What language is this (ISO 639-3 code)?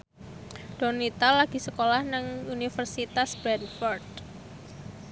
jav